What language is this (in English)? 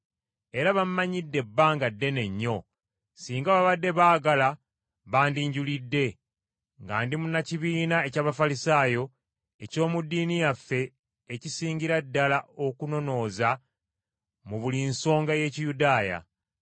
Ganda